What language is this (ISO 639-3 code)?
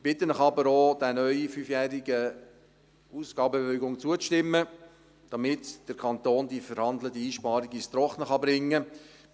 gsw